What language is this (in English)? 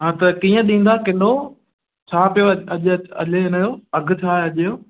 Sindhi